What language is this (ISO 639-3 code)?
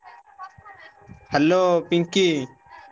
ori